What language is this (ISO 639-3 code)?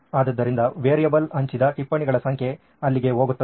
kan